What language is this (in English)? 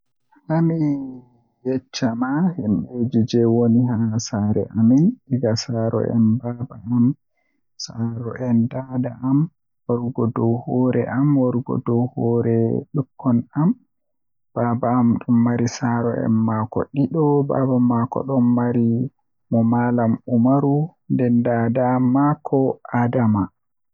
Western Niger Fulfulde